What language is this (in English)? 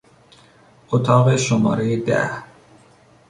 Persian